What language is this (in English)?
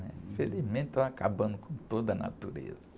Portuguese